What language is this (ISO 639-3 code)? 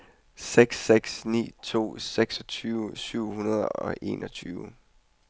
dan